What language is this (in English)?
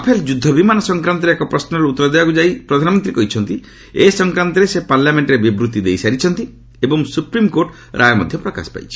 Odia